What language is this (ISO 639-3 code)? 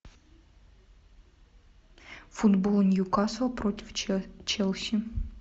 rus